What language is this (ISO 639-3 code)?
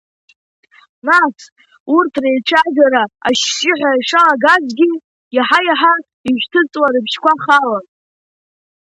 abk